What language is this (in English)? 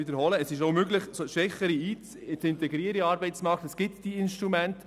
Swiss German